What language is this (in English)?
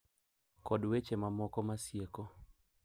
Luo (Kenya and Tanzania)